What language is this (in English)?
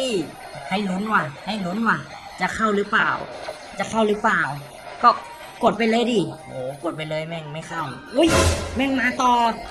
Thai